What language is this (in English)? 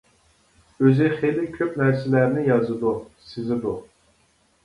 Uyghur